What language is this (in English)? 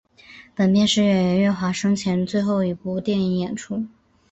Chinese